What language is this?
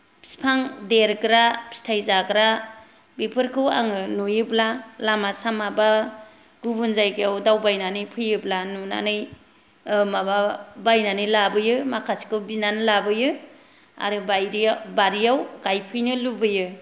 Bodo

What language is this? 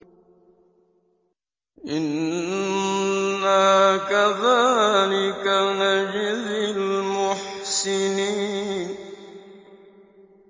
Arabic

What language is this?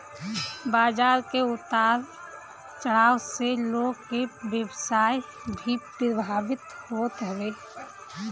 Bhojpuri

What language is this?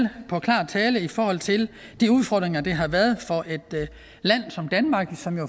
Danish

